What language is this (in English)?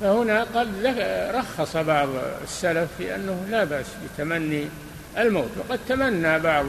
Arabic